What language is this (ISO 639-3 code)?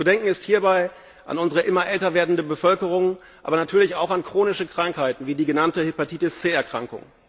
deu